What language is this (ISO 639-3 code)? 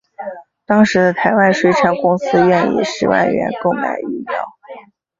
zho